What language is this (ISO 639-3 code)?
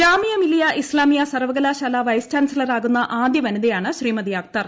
mal